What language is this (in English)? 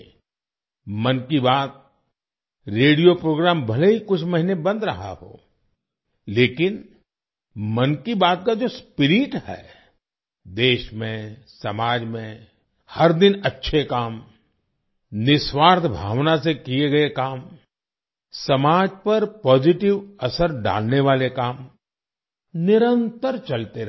Hindi